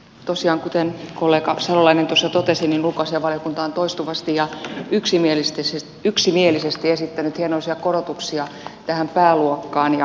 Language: Finnish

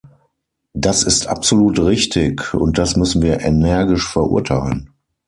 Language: German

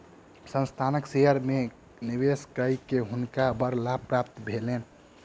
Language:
Maithili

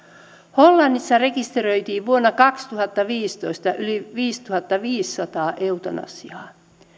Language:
Finnish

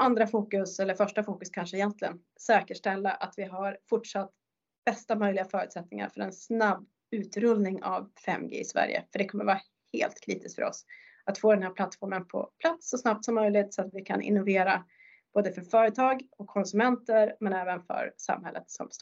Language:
Swedish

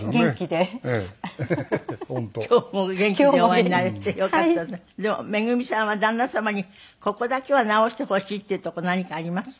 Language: Japanese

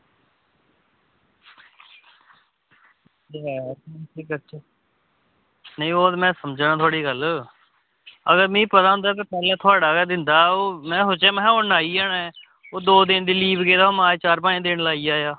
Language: Dogri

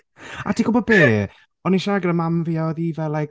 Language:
Welsh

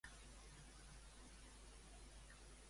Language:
Catalan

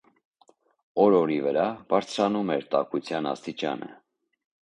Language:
Armenian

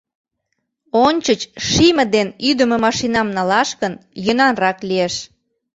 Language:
Mari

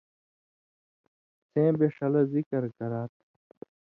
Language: Indus Kohistani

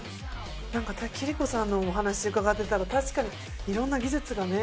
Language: Japanese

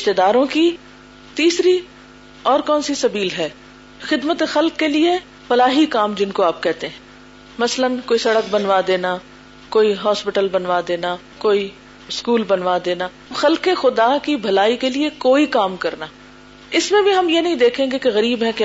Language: Urdu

